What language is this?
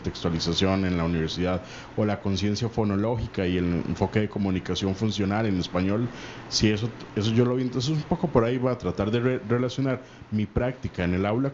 Spanish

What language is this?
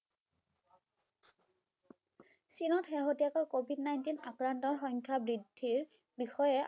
Bangla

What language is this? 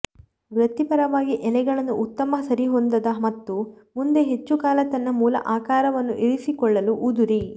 Kannada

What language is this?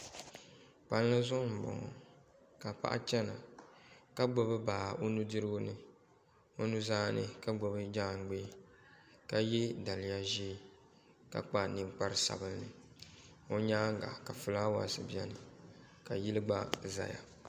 Dagbani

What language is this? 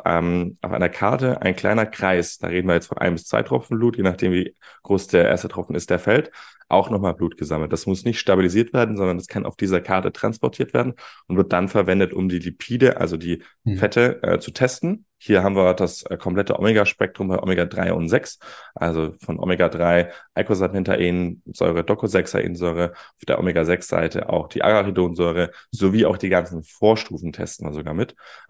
German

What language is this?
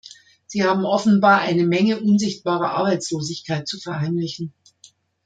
German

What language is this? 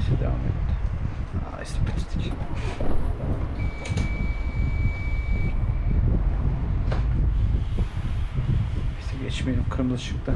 Turkish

